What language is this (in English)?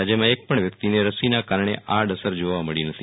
Gujarati